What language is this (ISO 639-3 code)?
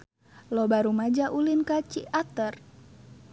sun